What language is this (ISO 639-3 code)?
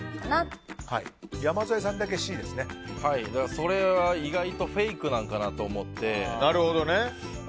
jpn